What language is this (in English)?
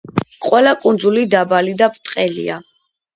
Georgian